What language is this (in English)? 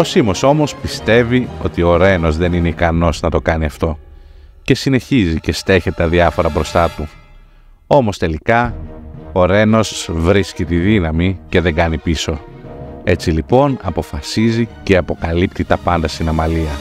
Greek